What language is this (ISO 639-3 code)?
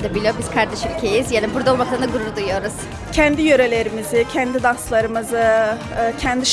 tur